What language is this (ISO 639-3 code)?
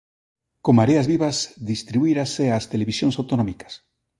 glg